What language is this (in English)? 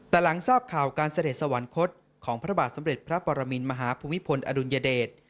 Thai